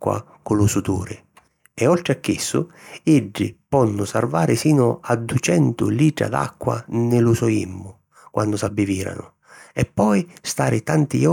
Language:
Sicilian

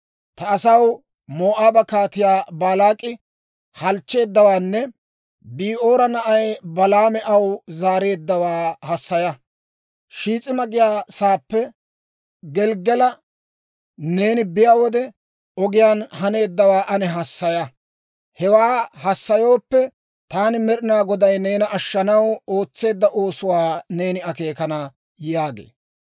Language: Dawro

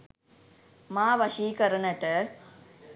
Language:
Sinhala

